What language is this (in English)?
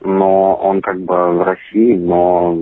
Russian